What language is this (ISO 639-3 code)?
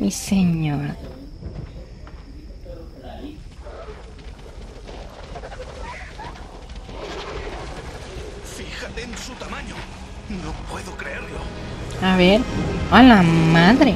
spa